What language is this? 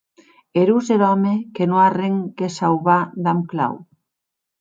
Occitan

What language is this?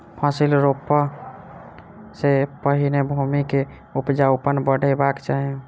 Maithili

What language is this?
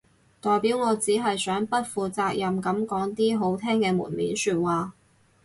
Cantonese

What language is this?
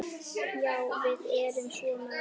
Icelandic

